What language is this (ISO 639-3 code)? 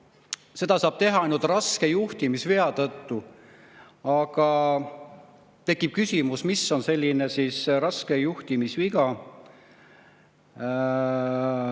est